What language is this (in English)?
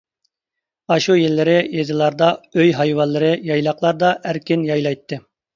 Uyghur